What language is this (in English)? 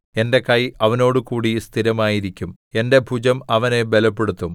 Malayalam